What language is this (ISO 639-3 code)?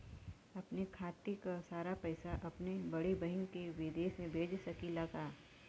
bho